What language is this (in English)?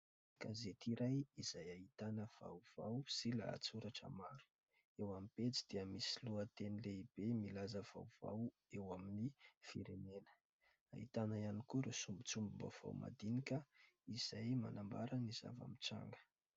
Malagasy